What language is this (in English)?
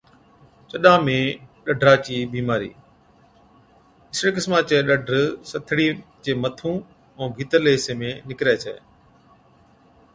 Od